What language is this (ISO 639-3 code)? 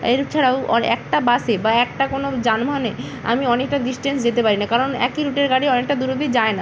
ben